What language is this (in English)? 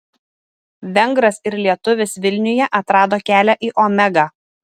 Lithuanian